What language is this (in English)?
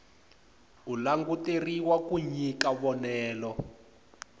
Tsonga